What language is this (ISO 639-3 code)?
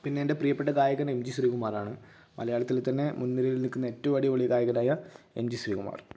mal